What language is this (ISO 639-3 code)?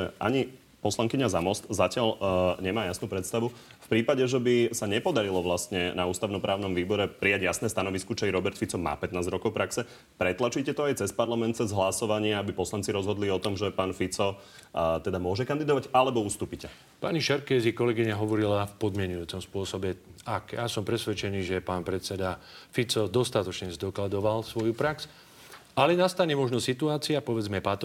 slk